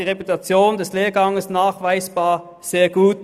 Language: Swiss German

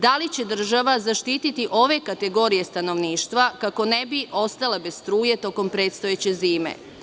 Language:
Serbian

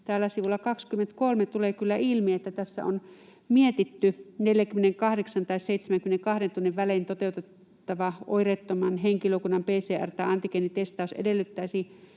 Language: Finnish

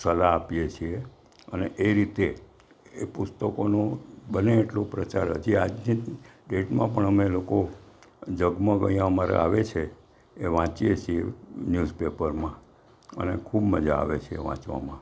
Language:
Gujarati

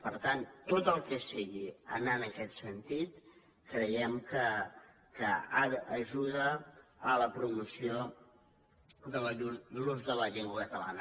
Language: Catalan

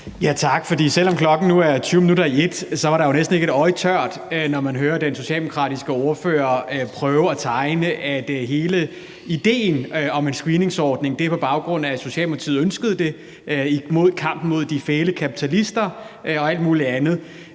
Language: Danish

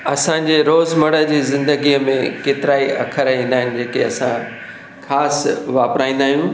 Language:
Sindhi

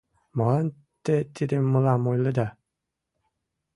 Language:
Mari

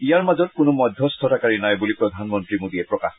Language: Assamese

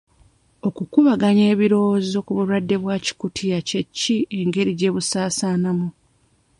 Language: Ganda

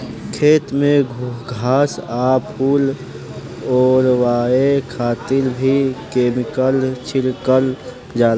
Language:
Bhojpuri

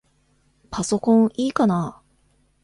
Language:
Japanese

